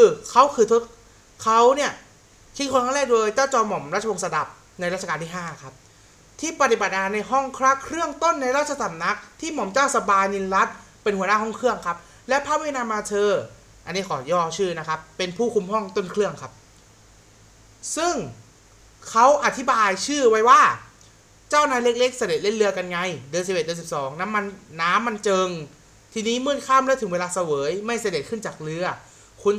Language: Thai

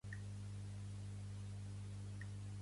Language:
Catalan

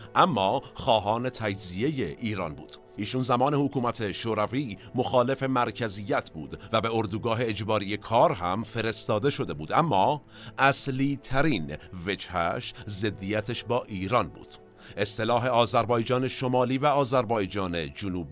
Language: Persian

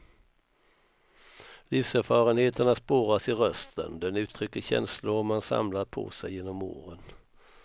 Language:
Swedish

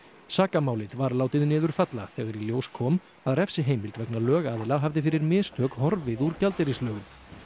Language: Icelandic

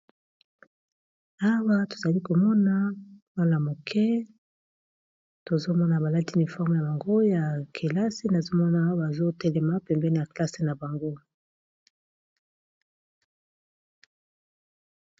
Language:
Lingala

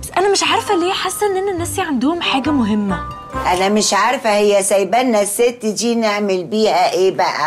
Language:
Arabic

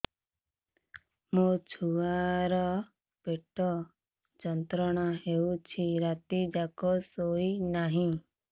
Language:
Odia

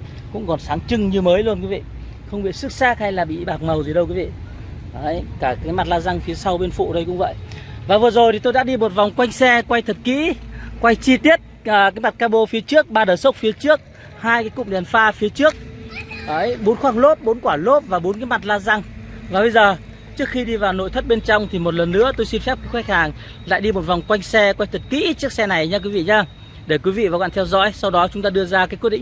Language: Vietnamese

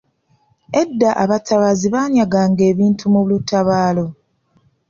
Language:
Ganda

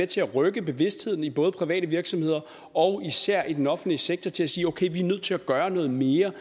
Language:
Danish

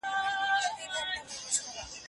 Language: Pashto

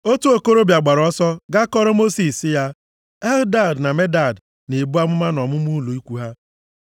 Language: Igbo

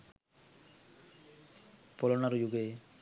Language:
Sinhala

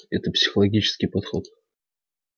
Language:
Russian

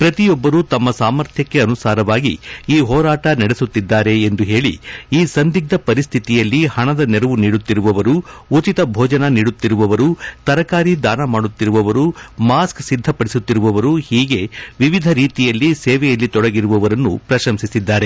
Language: Kannada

